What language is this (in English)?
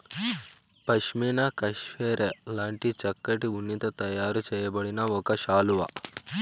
Telugu